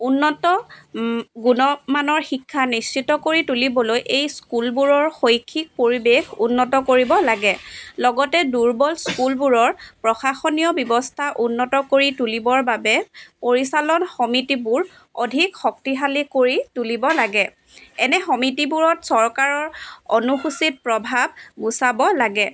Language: Assamese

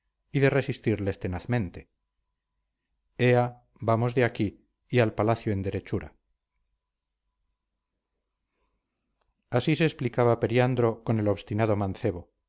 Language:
Spanish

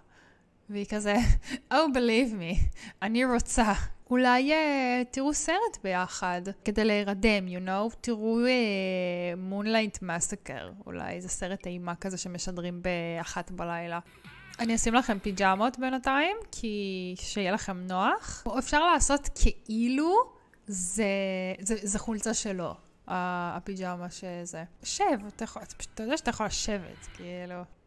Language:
Hebrew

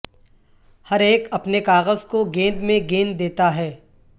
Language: Urdu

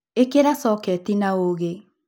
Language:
Kikuyu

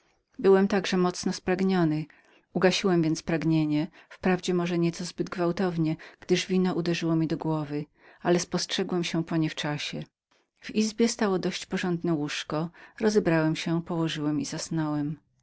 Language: Polish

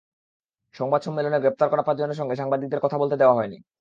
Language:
Bangla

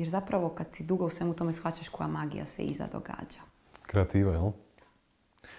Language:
Croatian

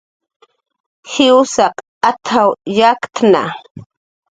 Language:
Jaqaru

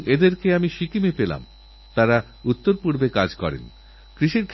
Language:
Bangla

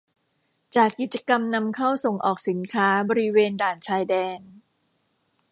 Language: Thai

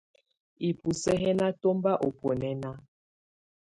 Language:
Tunen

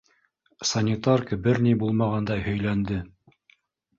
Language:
Bashkir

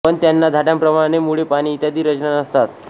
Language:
Marathi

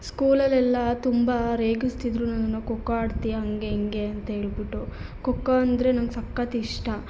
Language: Kannada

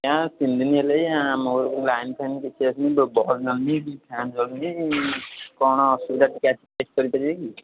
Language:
Odia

